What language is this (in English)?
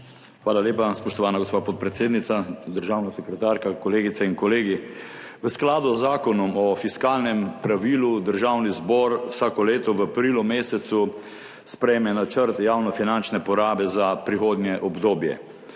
Slovenian